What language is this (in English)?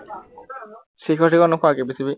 Assamese